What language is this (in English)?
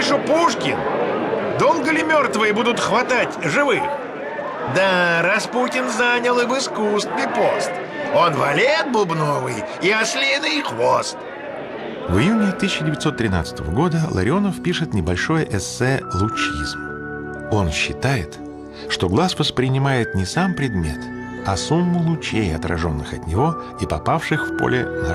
Russian